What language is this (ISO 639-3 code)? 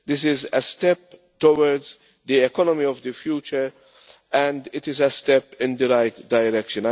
eng